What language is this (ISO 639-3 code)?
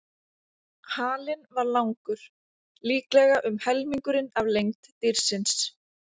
isl